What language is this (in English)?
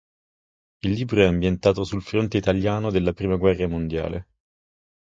Italian